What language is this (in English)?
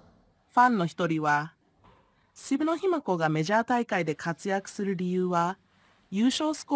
Japanese